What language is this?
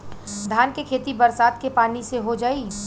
Bhojpuri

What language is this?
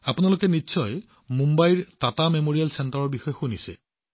Assamese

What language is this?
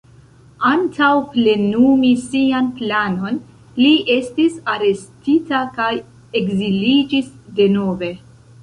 Esperanto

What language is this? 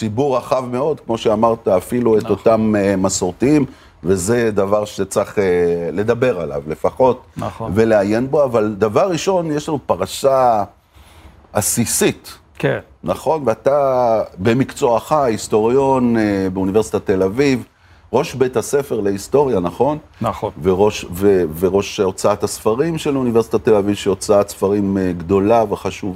Hebrew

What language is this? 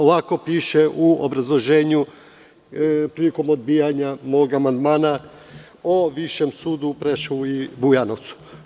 Serbian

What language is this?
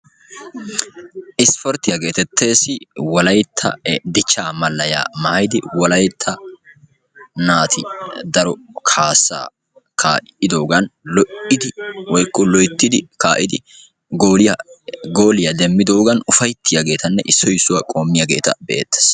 Wolaytta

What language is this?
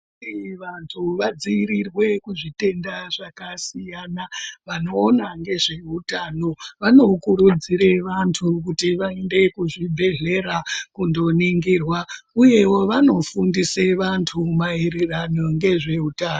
Ndau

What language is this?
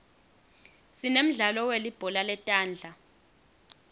Swati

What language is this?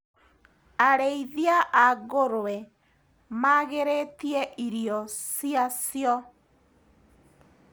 Kikuyu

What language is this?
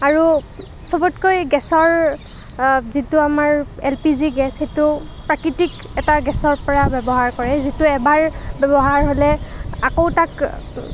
Assamese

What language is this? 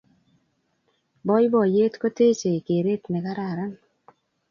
Kalenjin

